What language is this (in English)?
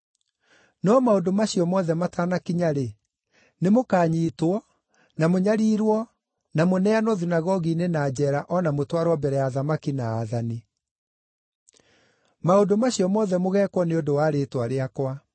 Kikuyu